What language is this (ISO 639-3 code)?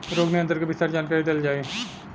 bho